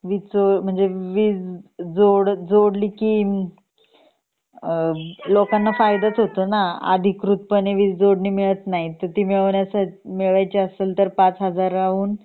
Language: Marathi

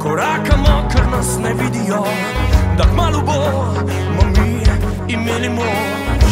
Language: Romanian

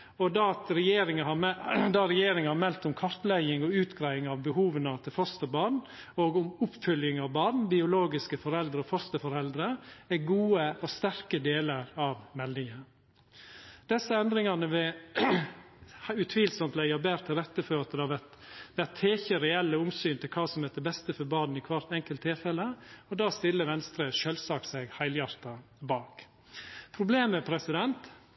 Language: Norwegian Nynorsk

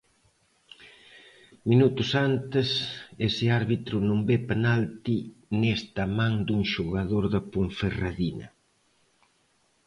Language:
Galician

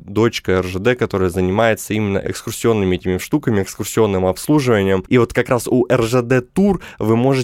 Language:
Russian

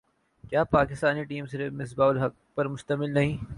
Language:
Urdu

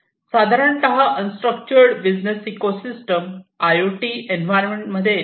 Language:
Marathi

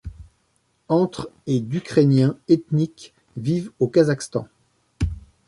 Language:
French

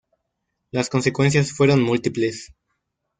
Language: Spanish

